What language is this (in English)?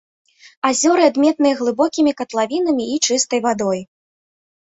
Belarusian